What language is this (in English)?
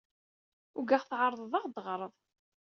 Kabyle